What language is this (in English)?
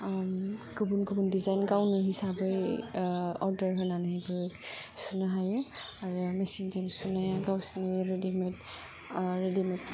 Bodo